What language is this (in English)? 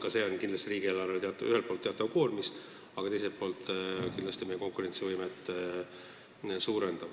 Estonian